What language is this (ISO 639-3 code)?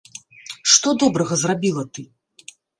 bel